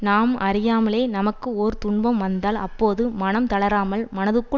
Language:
Tamil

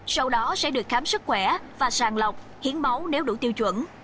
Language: Vietnamese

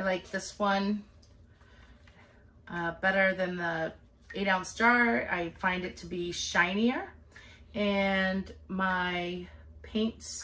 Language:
English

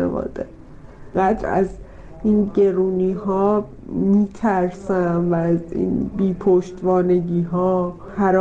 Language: Persian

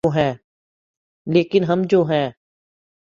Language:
Urdu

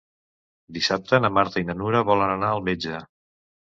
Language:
Catalan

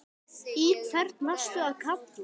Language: Icelandic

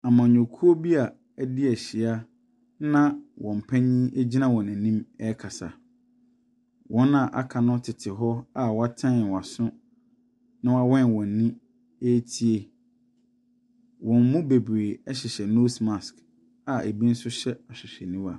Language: Akan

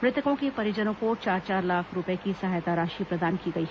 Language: Hindi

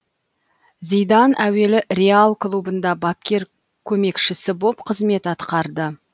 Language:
Kazakh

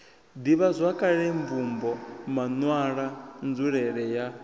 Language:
Venda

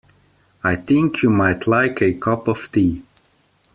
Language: English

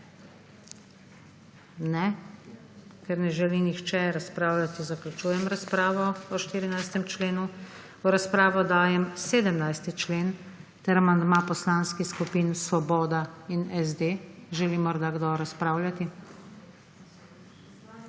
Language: Slovenian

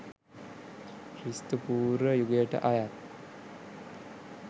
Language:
Sinhala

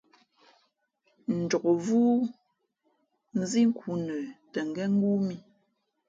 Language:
Fe'fe'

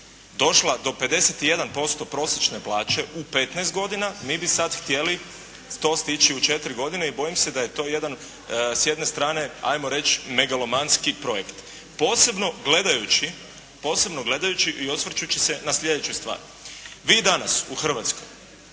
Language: Croatian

